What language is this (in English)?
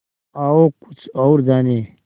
Hindi